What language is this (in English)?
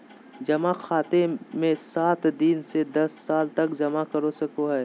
Magahi